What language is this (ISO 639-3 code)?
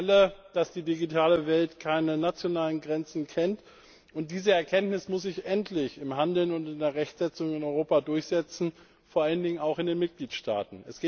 deu